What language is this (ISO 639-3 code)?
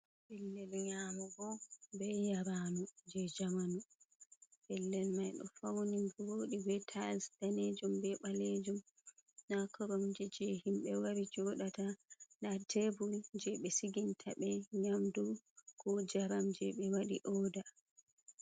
ful